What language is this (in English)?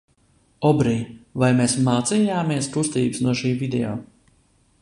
Latvian